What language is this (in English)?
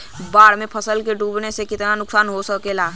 Bhojpuri